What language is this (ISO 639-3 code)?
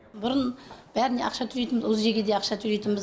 kaz